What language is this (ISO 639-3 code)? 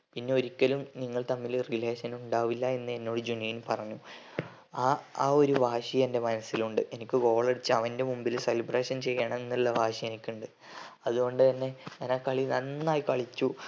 mal